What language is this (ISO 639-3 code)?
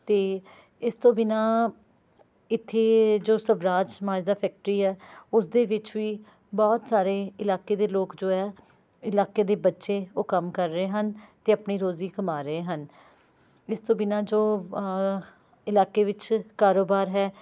pan